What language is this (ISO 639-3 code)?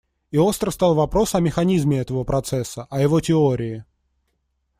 rus